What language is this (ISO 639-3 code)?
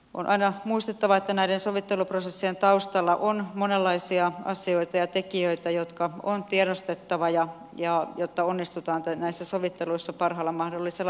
fin